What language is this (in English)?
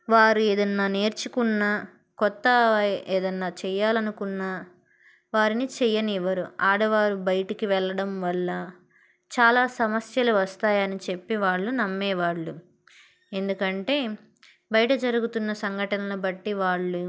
Telugu